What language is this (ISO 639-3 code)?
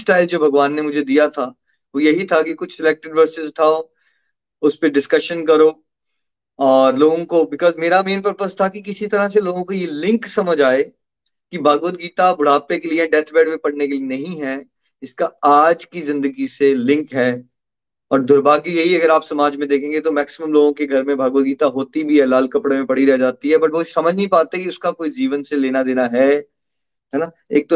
hin